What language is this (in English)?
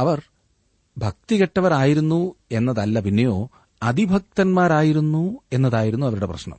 Malayalam